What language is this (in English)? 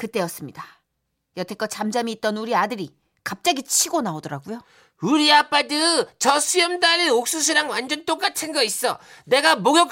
Korean